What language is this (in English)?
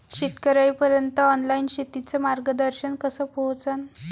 Marathi